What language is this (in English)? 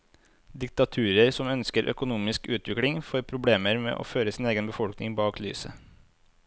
Norwegian